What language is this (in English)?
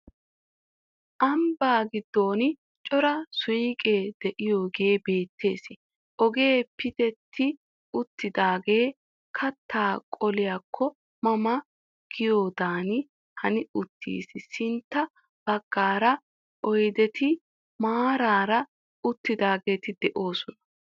Wolaytta